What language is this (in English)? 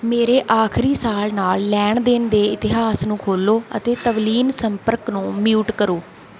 Punjabi